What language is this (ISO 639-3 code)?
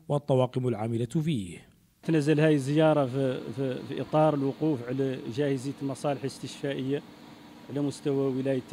ara